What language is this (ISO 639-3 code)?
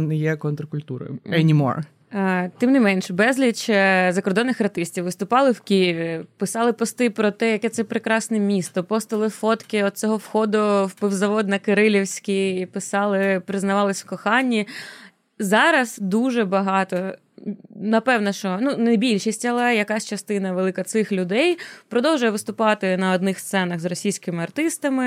ukr